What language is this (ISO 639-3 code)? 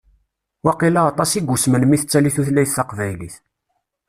kab